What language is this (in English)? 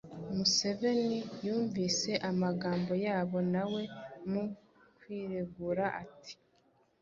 Kinyarwanda